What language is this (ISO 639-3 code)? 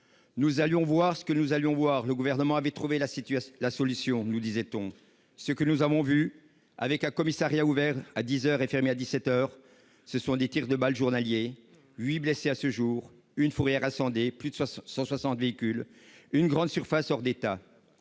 fra